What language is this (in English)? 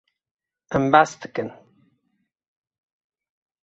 Kurdish